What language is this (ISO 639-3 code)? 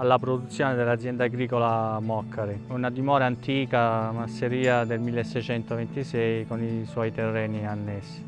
ita